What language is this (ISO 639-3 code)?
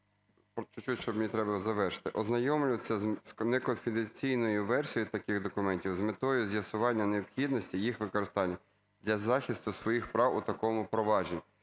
ukr